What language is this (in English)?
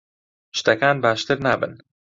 Central Kurdish